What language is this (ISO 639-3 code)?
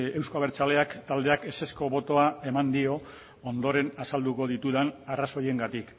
eus